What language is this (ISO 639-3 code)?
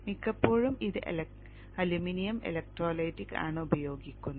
mal